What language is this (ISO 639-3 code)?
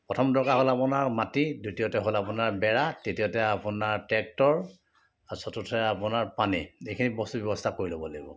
asm